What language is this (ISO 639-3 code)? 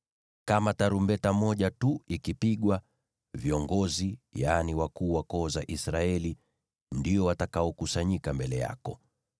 swa